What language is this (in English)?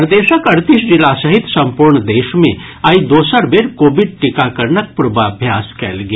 Maithili